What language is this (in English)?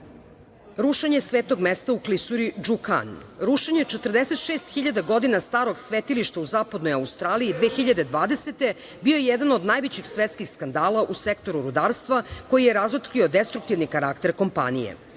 Serbian